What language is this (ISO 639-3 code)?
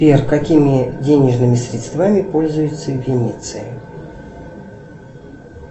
rus